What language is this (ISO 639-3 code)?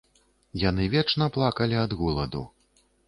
bel